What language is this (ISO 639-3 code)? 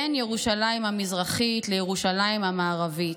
heb